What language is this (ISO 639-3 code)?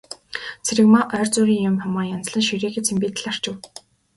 mon